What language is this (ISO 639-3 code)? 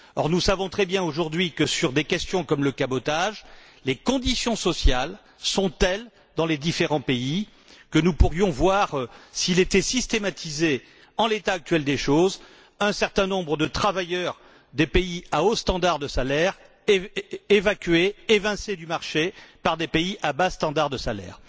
fra